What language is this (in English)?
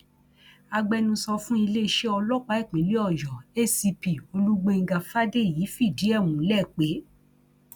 Yoruba